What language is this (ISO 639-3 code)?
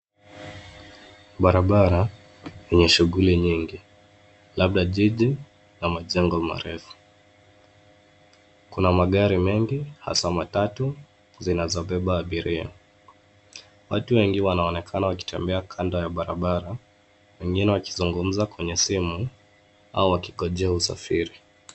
swa